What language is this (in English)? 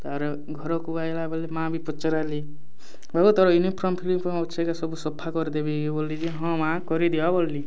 Odia